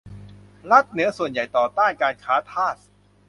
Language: Thai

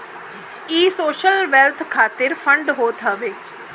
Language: Bhojpuri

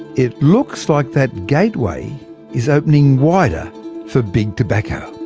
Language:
English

